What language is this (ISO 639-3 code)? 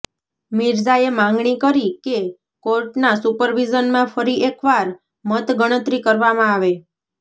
guj